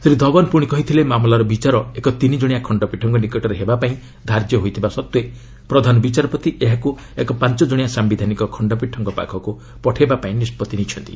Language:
Odia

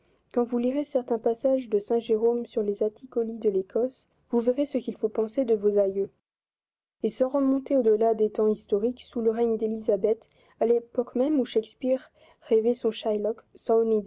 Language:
French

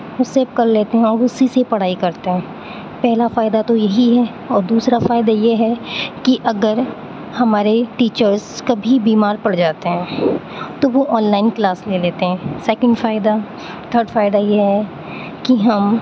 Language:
Urdu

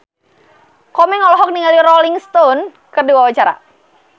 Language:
Sundanese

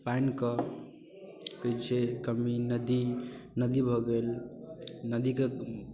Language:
Maithili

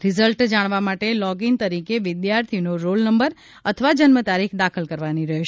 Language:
Gujarati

